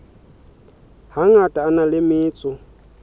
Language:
Southern Sotho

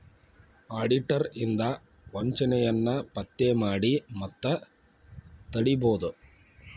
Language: Kannada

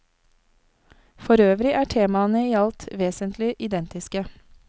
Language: Norwegian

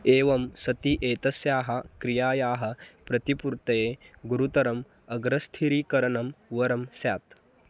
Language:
Sanskrit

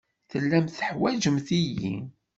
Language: Kabyle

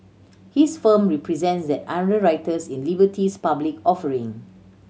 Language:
English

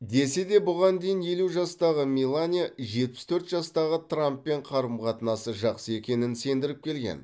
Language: Kazakh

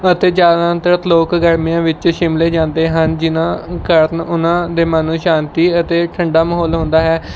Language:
Punjabi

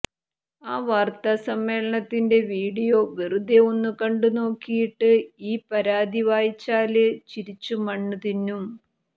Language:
Malayalam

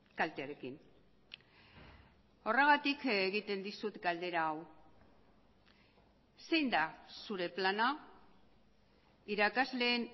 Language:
Basque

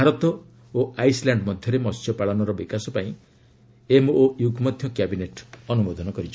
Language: Odia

